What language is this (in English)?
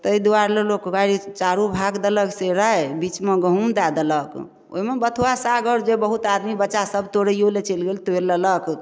Maithili